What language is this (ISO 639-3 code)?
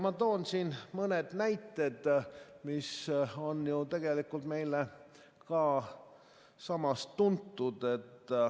est